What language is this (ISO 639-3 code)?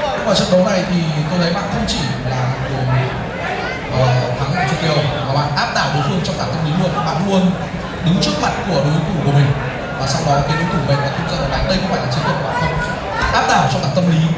vie